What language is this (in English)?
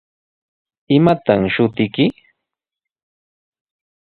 Sihuas Ancash Quechua